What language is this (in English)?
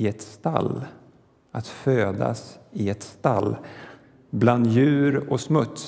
Swedish